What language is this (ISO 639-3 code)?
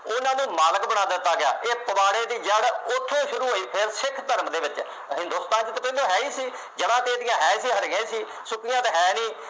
pan